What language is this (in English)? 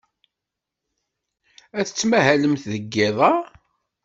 Kabyle